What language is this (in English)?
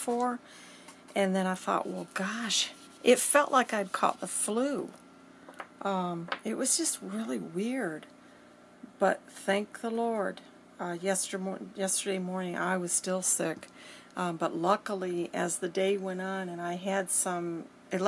English